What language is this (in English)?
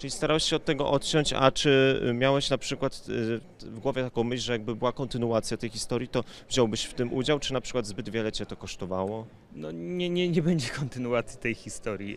Polish